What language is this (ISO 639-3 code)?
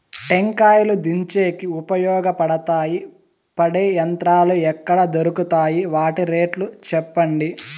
tel